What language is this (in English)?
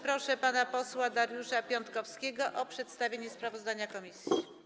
Polish